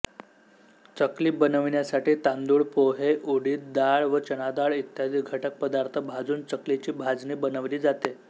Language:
Marathi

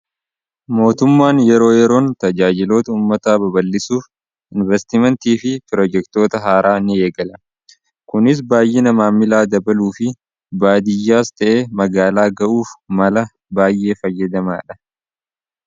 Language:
Oromo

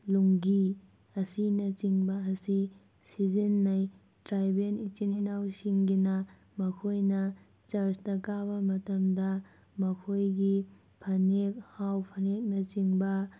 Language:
Manipuri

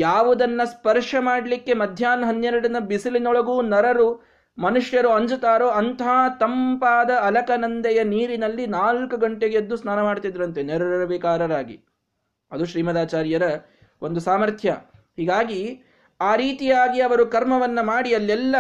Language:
Kannada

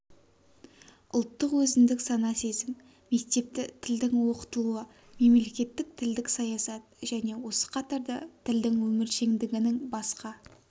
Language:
Kazakh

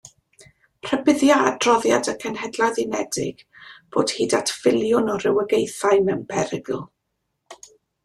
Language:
Welsh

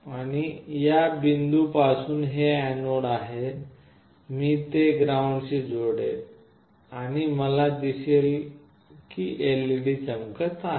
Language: Marathi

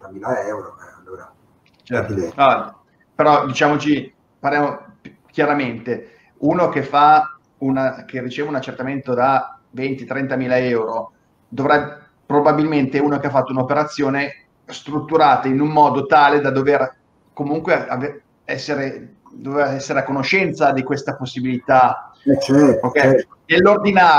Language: Italian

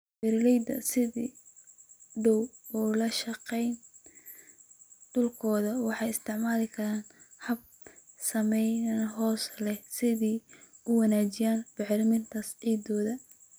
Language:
Somali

